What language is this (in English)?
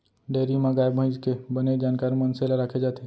Chhattisgarhi